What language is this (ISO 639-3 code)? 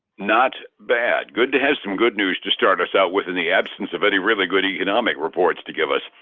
eng